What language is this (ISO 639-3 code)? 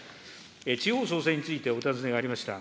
jpn